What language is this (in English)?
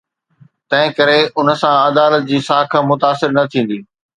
Sindhi